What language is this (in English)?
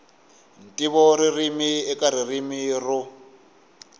Tsonga